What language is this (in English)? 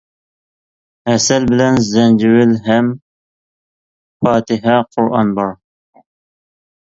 Uyghur